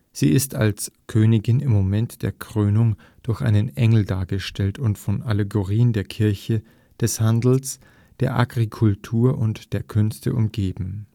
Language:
German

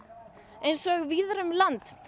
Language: Icelandic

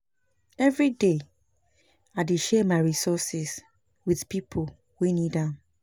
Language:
Nigerian Pidgin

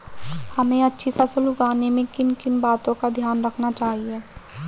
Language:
Hindi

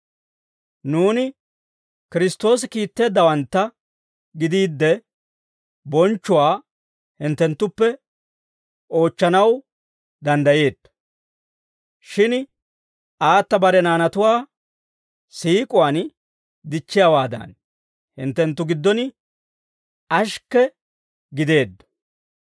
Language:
Dawro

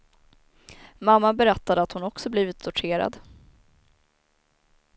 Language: Swedish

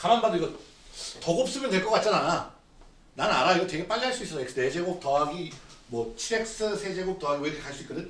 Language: Korean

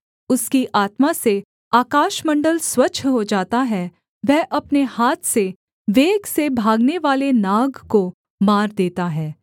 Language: Hindi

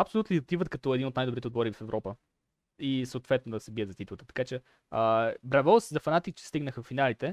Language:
Bulgarian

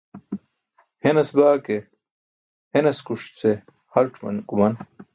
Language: Burushaski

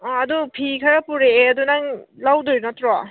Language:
Manipuri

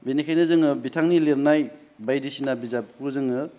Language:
Bodo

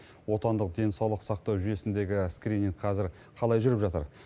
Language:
Kazakh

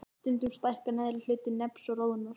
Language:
Icelandic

